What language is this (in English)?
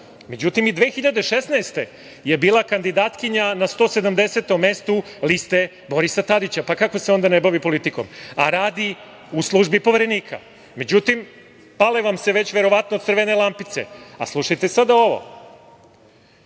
Serbian